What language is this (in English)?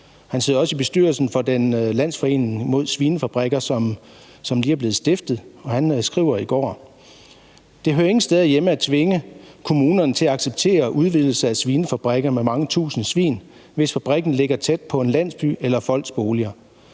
Danish